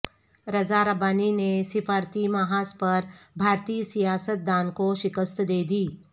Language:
Urdu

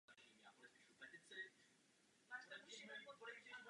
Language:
Czech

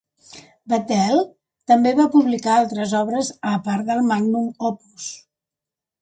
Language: Catalan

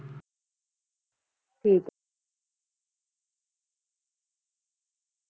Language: Punjabi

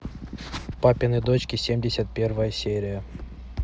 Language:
Russian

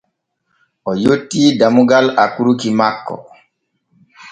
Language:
Borgu Fulfulde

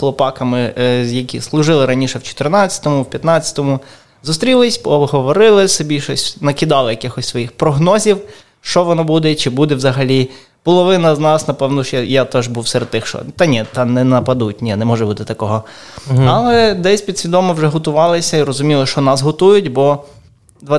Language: Ukrainian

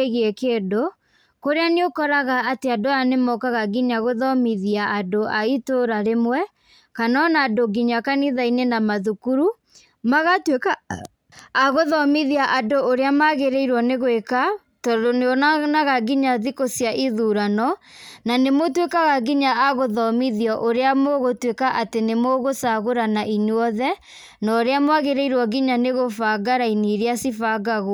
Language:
Kikuyu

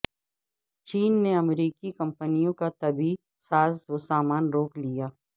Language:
Urdu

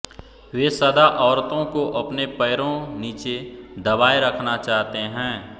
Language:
Hindi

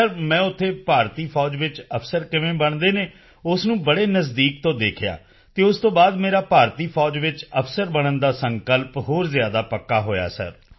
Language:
Punjabi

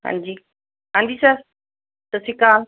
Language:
Punjabi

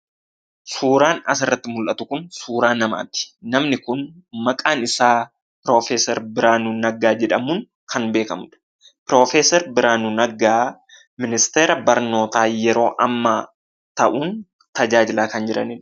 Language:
Oromo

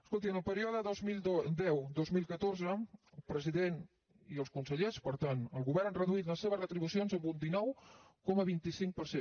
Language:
Catalan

